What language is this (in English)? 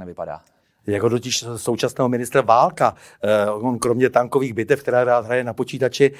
Czech